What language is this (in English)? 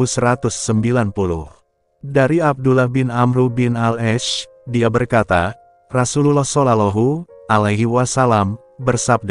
Indonesian